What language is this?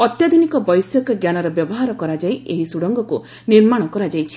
Odia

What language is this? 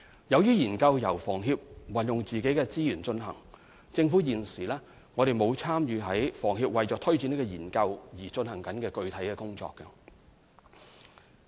Cantonese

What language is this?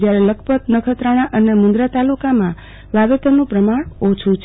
Gujarati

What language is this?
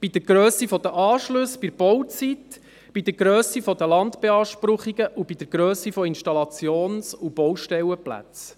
Swiss German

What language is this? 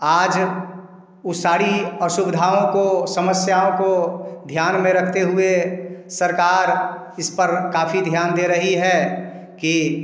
Hindi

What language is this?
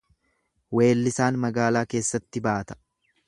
Oromo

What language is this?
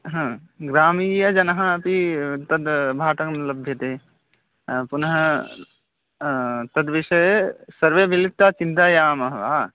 Sanskrit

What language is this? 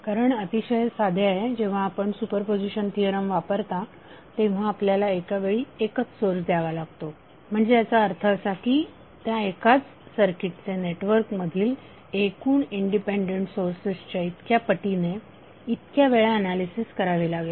Marathi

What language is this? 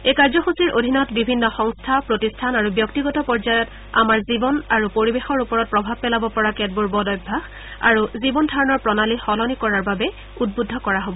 Assamese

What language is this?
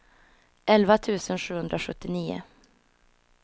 Swedish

